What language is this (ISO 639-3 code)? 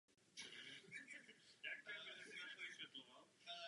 ces